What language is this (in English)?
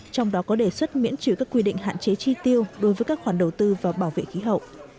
Vietnamese